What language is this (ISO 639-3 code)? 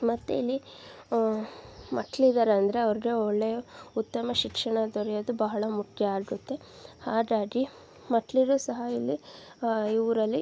kan